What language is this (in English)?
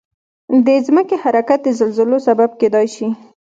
Pashto